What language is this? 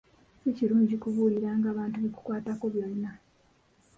Ganda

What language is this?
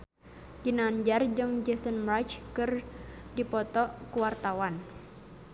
Sundanese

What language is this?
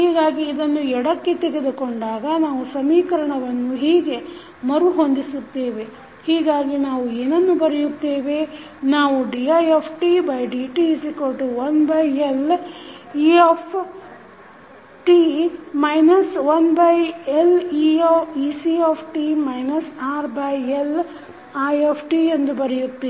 Kannada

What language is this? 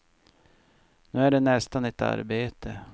Swedish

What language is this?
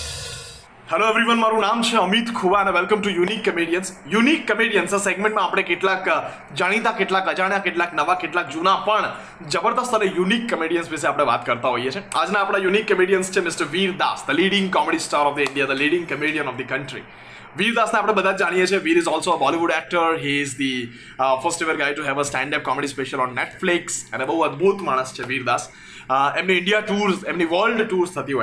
Gujarati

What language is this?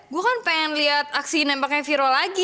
Indonesian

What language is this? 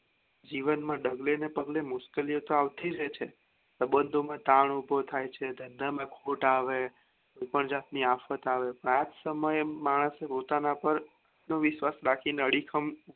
Gujarati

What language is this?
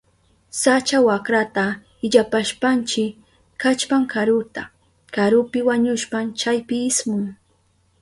Southern Pastaza Quechua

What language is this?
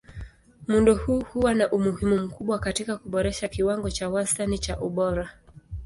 Swahili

